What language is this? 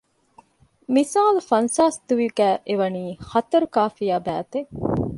Divehi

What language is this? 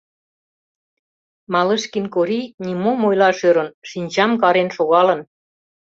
Mari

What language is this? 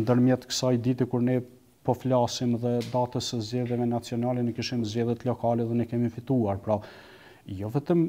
Romanian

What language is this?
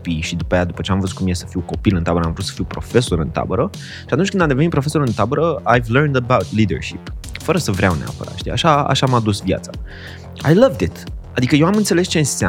Romanian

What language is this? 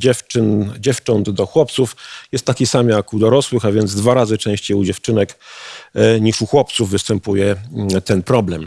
Polish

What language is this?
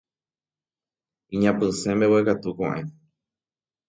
Guarani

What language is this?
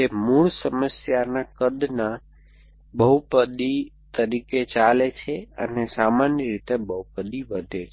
Gujarati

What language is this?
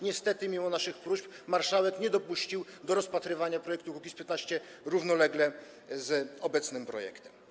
Polish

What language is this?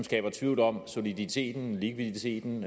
Danish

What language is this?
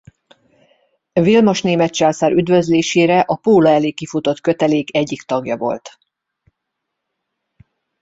Hungarian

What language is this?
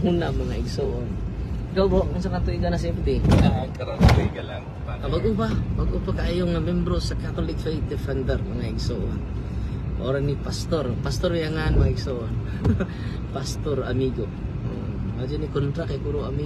Filipino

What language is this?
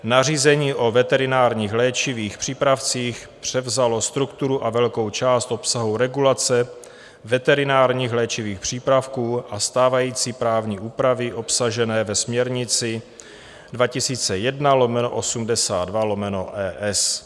Czech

